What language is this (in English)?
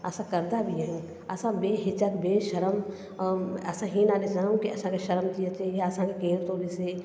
Sindhi